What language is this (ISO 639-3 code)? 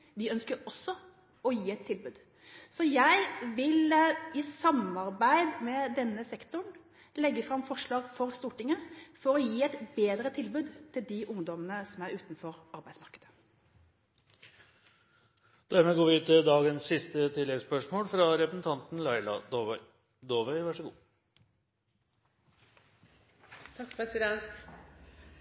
nor